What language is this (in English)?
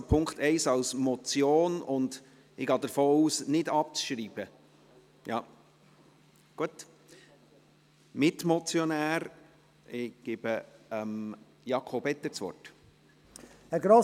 Swiss German